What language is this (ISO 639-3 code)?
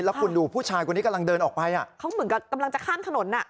tha